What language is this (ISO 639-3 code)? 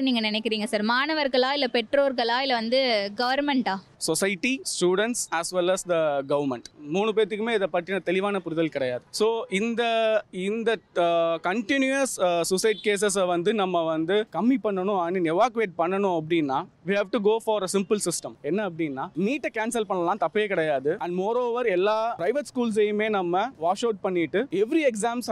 tam